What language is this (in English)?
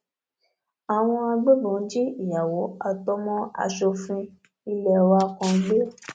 Yoruba